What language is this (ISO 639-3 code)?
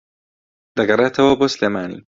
ckb